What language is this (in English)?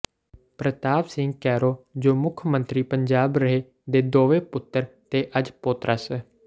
Punjabi